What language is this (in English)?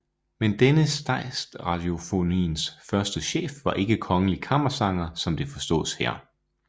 Danish